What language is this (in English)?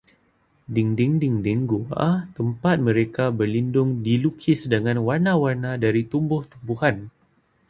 Malay